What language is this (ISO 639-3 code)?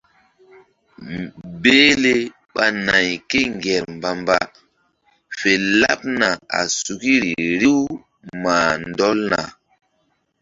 mdd